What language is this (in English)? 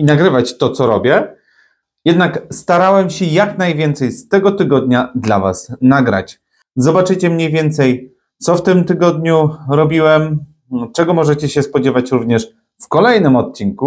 Polish